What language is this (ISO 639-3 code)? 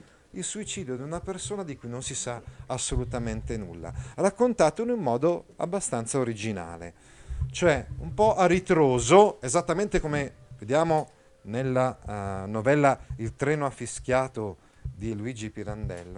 ita